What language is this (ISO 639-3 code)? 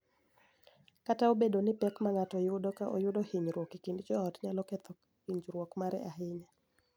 luo